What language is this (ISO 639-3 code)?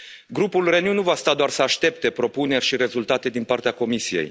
ron